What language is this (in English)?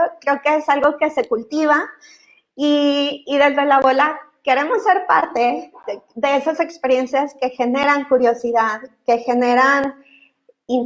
Spanish